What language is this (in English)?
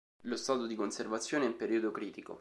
Italian